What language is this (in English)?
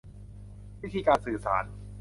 Thai